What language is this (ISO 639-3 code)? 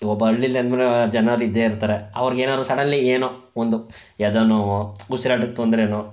kan